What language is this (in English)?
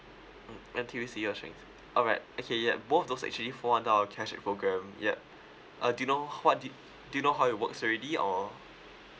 English